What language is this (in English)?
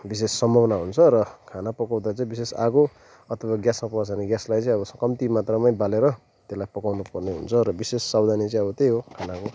Nepali